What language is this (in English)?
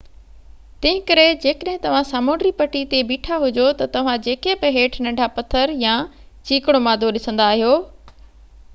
Sindhi